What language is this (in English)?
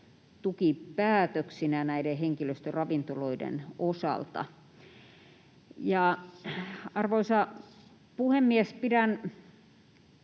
Finnish